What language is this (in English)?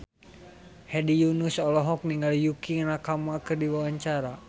Sundanese